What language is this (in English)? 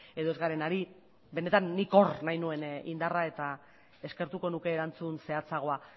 Basque